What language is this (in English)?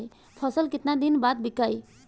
Bhojpuri